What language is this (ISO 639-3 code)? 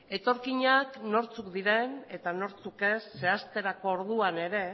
eus